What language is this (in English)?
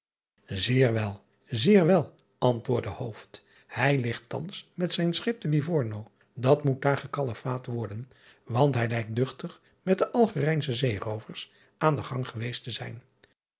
Dutch